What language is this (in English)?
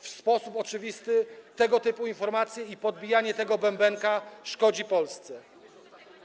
Polish